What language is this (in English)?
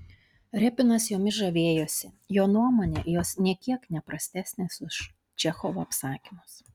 Lithuanian